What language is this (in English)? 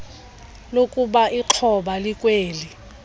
Xhosa